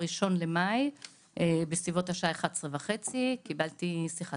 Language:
Hebrew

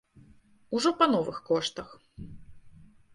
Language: Belarusian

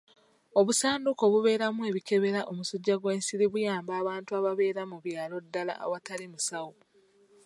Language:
Ganda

